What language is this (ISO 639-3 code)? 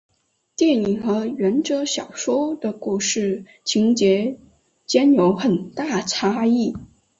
zho